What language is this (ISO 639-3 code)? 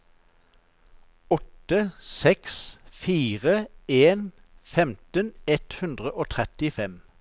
nor